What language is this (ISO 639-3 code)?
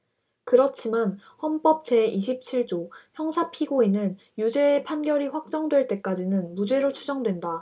kor